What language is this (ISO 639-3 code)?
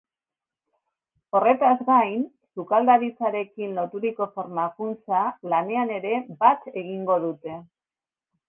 eus